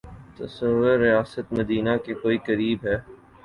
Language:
Urdu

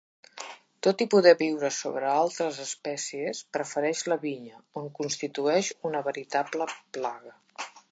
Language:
Catalan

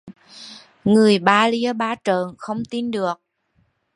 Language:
Vietnamese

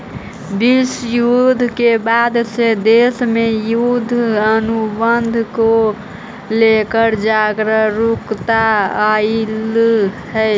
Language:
Magahi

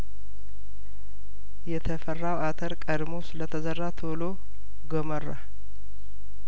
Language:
Amharic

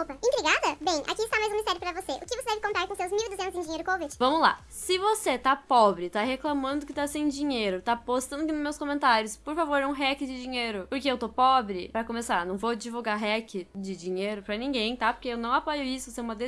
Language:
Portuguese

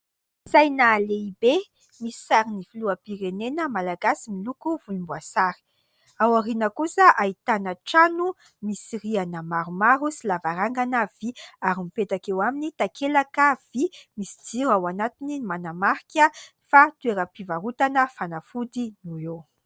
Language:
Malagasy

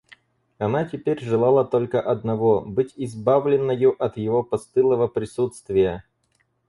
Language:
Russian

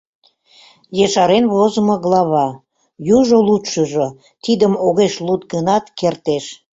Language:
Mari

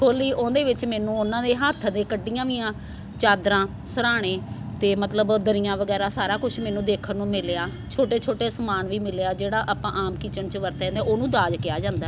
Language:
Punjabi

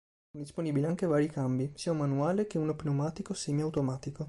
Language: Italian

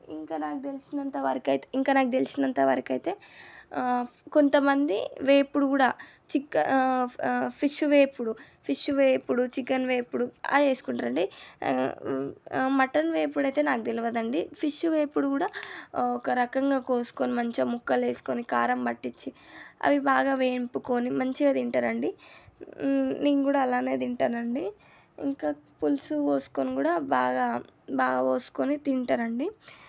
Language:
Telugu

